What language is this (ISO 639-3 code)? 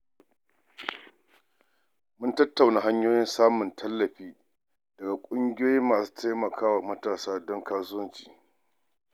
hau